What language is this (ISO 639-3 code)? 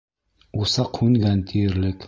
bak